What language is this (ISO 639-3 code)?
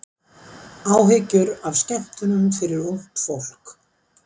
isl